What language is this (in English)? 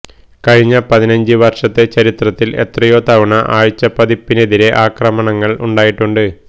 Malayalam